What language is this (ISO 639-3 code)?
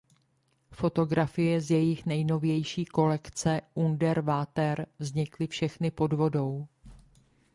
ces